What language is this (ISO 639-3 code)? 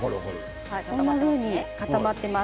jpn